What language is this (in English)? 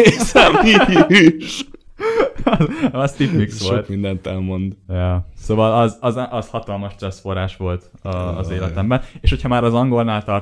Hungarian